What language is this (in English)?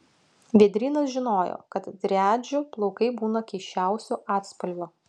Lithuanian